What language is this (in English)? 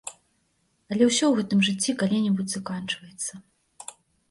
Belarusian